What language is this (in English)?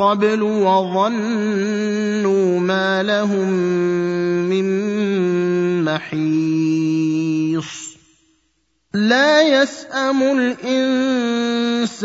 Arabic